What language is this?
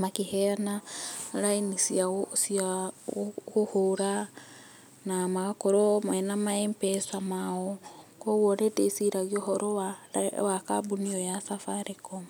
Kikuyu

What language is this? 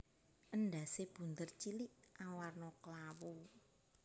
Javanese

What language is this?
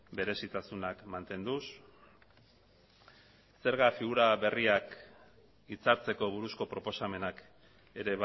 Basque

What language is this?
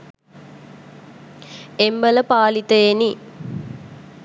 Sinhala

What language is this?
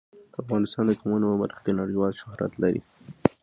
Pashto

